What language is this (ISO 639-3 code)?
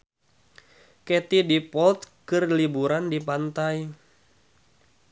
sun